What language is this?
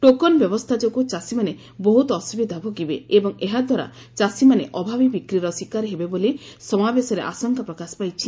Odia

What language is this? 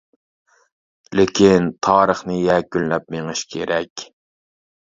Uyghur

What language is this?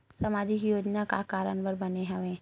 Chhattisgarhi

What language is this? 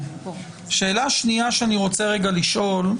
Hebrew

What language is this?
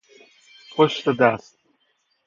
Persian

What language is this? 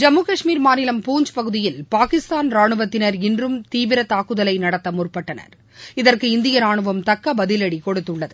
Tamil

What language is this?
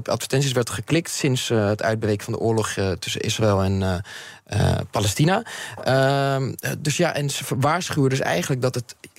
Dutch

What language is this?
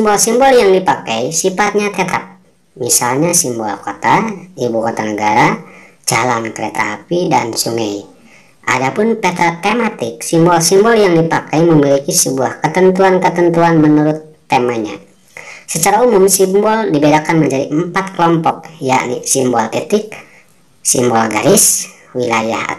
Indonesian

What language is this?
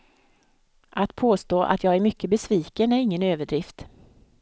Swedish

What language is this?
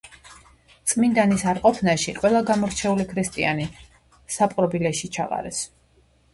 Georgian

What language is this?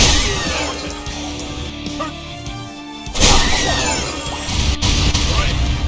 Korean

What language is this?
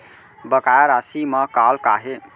Chhattisgarhi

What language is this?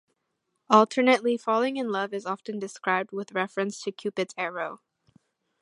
English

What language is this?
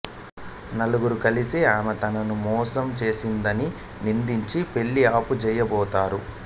Telugu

